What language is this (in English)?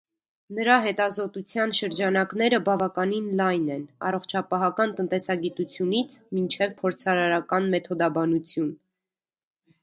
Armenian